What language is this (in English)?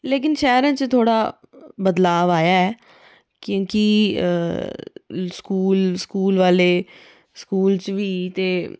Dogri